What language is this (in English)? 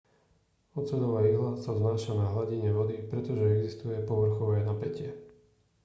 Slovak